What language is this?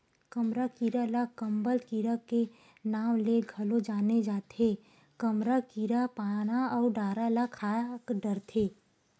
Chhattisgarhi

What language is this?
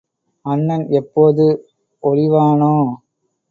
Tamil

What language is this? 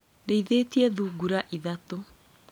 Kikuyu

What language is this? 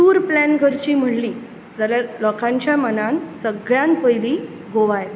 Konkani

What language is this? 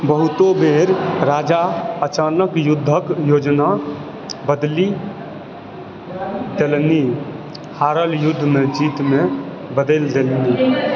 Maithili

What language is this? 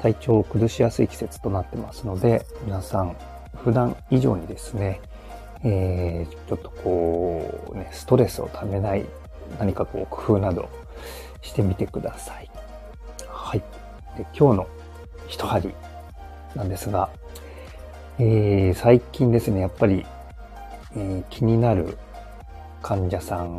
Japanese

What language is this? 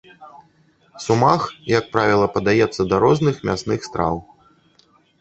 Belarusian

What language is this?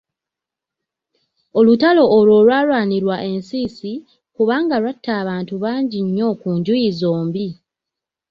Ganda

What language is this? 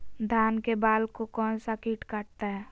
Magahi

